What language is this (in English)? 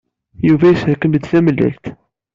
Kabyle